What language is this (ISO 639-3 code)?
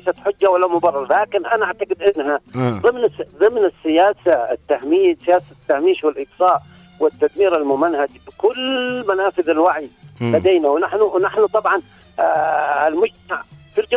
ara